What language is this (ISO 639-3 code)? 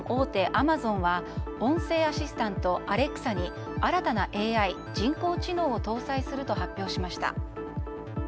jpn